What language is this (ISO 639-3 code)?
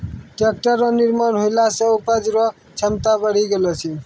mai